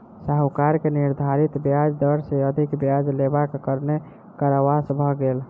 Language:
Maithili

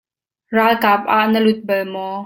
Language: Hakha Chin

